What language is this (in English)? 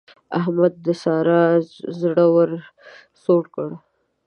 Pashto